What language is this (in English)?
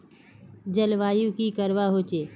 Magahi